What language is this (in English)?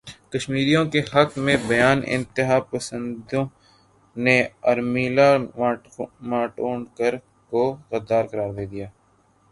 Urdu